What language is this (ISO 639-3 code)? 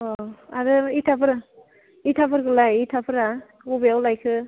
brx